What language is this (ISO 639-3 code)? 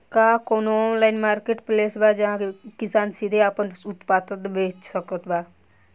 bho